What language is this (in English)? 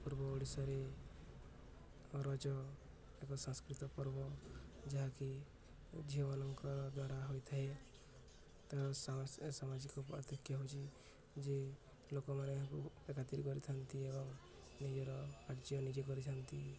Odia